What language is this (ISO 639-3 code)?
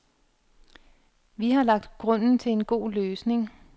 dan